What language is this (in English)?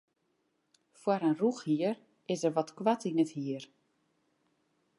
Western Frisian